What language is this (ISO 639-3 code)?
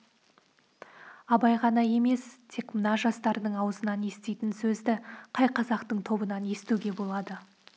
kaz